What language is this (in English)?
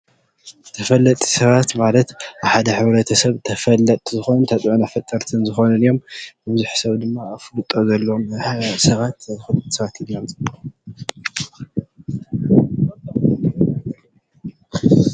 Tigrinya